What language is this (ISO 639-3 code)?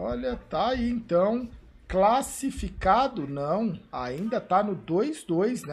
por